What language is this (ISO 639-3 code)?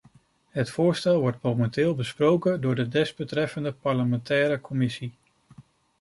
nld